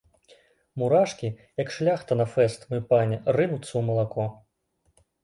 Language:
Belarusian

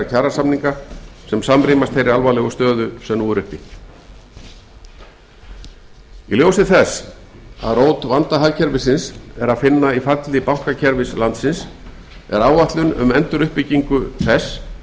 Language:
Icelandic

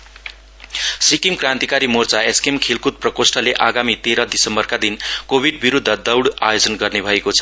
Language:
Nepali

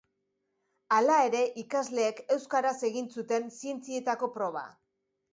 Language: Basque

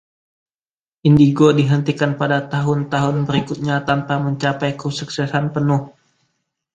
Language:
Indonesian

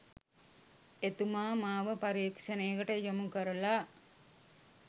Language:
Sinhala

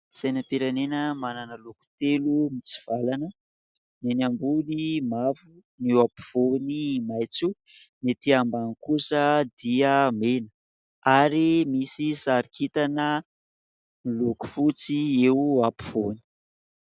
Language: Malagasy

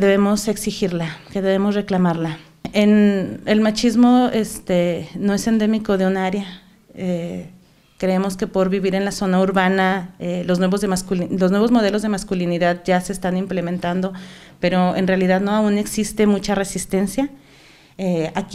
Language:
Spanish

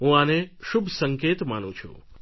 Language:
Gujarati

